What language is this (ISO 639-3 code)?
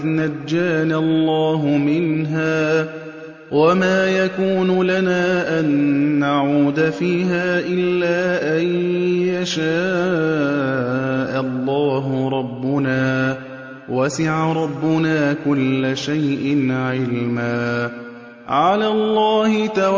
ara